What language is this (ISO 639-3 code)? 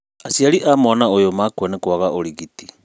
kik